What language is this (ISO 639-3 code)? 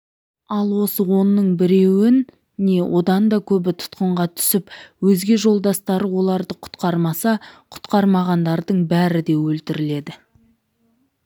kaz